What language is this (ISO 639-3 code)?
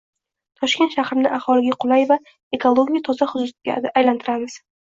uzb